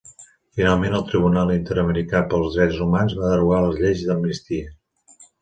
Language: Catalan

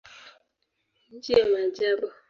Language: Swahili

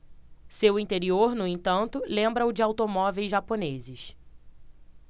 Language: Portuguese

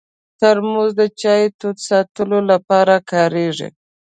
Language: Pashto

